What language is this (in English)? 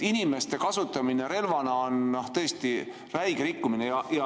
Estonian